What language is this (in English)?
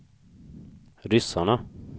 Swedish